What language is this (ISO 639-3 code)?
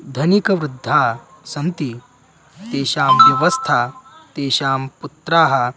san